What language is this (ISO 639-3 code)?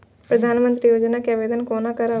mai